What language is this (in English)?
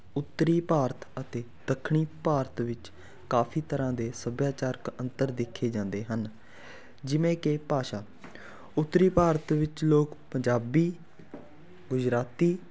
Punjabi